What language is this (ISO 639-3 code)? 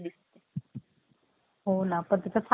mar